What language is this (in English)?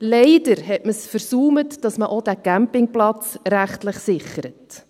Swiss German